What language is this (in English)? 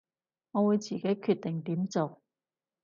Cantonese